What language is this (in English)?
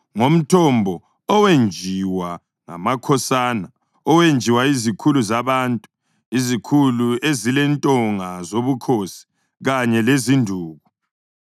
North Ndebele